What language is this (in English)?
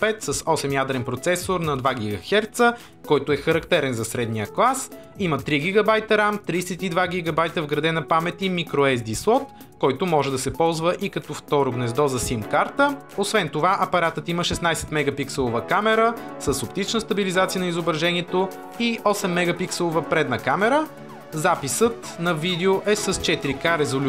Bulgarian